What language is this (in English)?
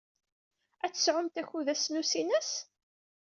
Kabyle